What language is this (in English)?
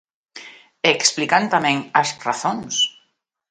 Galician